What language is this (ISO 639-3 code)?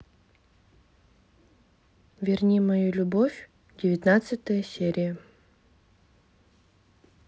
rus